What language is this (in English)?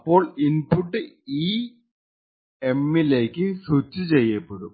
Malayalam